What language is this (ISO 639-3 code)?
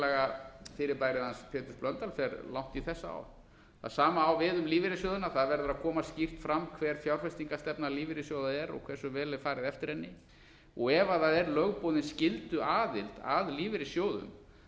isl